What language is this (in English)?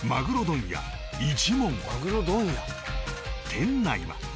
Japanese